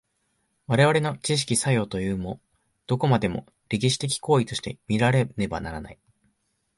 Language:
Japanese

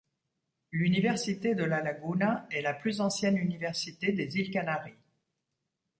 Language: French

